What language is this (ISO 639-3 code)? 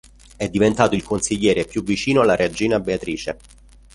ita